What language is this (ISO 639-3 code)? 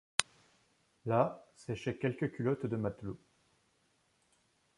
fra